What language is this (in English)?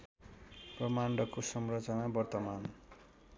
Nepali